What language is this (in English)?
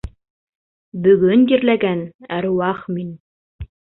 Bashkir